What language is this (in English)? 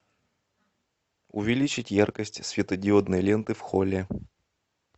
Russian